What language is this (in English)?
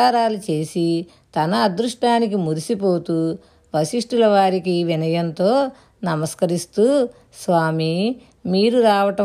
Telugu